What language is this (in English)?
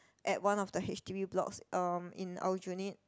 English